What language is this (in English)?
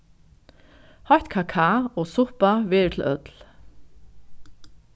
Faroese